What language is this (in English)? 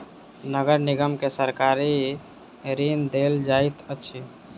Maithili